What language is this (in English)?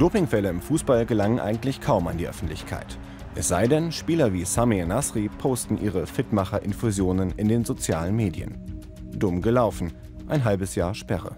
German